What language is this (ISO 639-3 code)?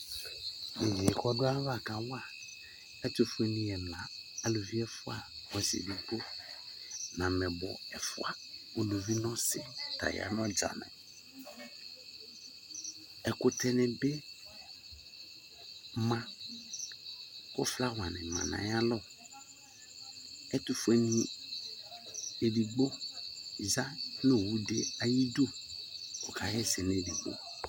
kpo